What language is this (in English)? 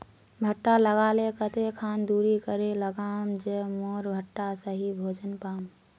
Magahi